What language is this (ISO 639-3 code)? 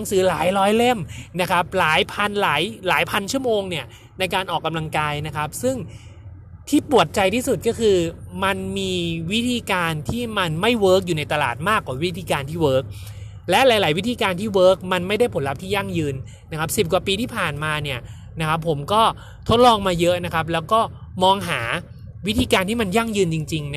tha